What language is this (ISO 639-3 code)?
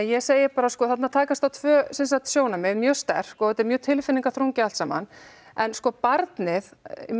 isl